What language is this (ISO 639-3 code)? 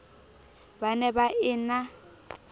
sot